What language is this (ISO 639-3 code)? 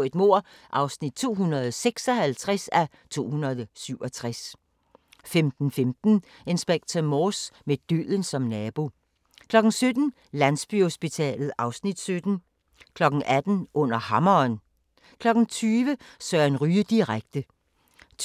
dan